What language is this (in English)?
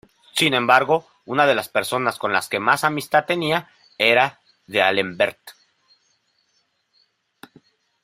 Spanish